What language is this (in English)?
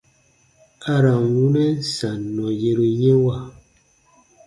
Baatonum